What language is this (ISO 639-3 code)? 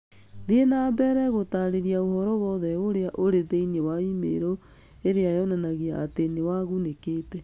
kik